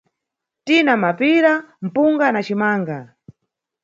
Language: Nyungwe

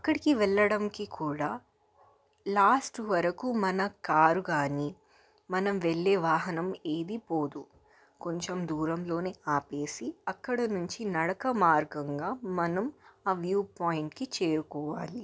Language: Telugu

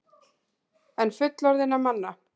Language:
Icelandic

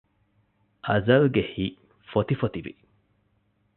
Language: Divehi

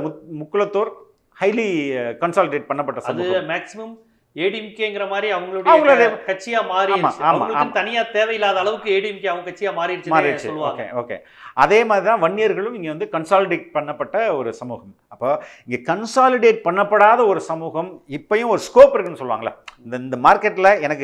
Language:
Hindi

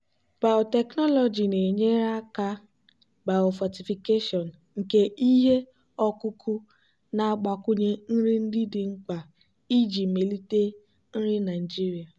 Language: Igbo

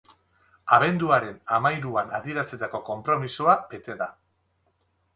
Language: Basque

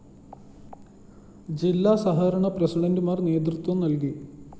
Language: Malayalam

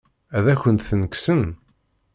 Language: Kabyle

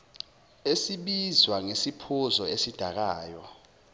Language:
Zulu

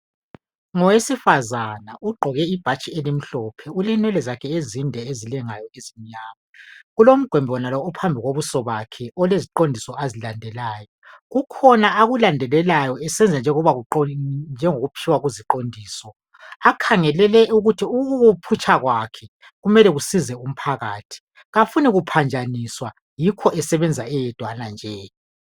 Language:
North Ndebele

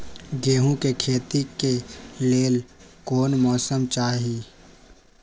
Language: Magahi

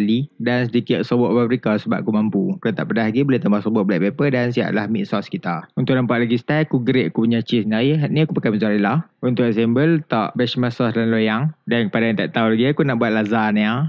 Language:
Malay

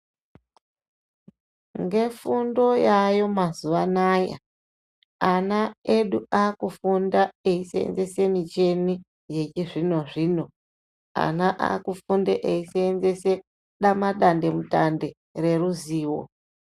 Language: Ndau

